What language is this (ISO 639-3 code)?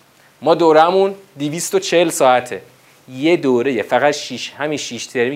fas